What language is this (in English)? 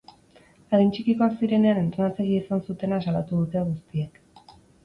Basque